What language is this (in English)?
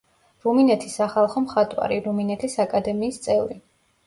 Georgian